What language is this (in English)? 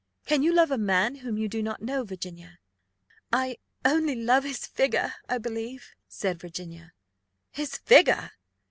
English